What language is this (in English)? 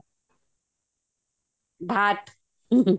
Odia